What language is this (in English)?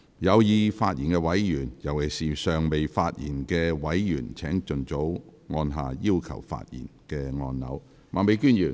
Cantonese